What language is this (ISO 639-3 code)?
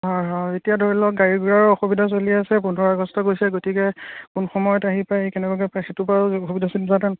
asm